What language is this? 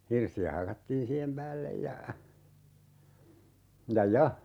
Finnish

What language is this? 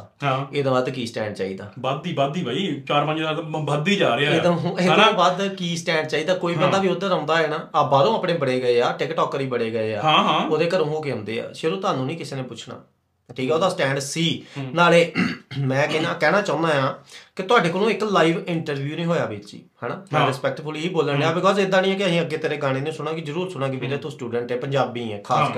Punjabi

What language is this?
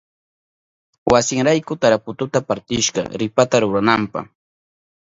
Southern Pastaza Quechua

